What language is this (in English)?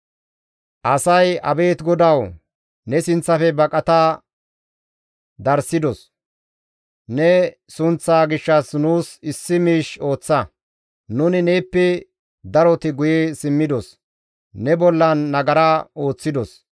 Gamo